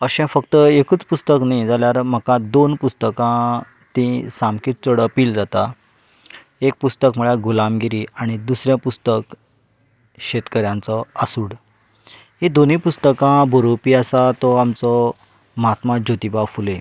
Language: Konkani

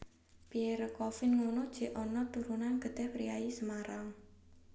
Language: Javanese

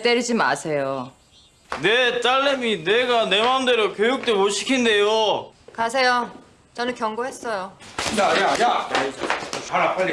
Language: Korean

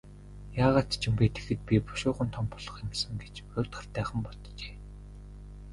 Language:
Mongolian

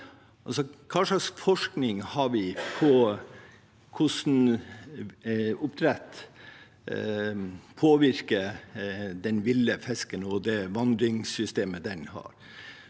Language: Norwegian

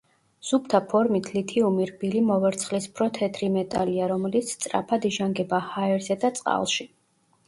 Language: Georgian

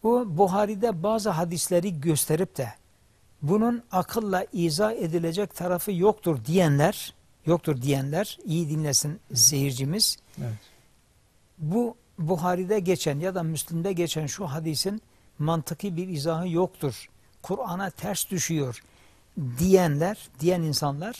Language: Turkish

